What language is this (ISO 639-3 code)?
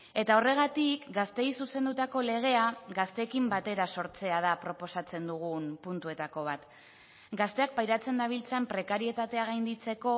eus